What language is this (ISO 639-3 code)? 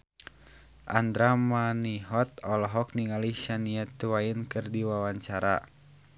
sun